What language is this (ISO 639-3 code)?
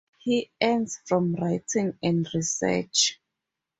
eng